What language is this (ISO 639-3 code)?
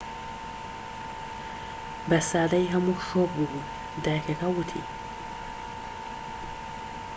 ckb